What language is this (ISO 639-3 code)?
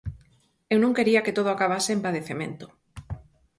glg